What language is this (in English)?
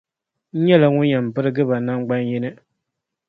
Dagbani